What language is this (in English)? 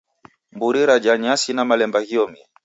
Taita